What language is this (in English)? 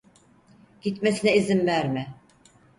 Turkish